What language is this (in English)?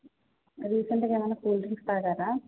Telugu